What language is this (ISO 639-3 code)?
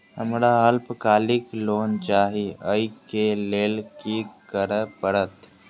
mai